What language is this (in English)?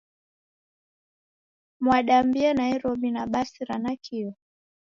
Taita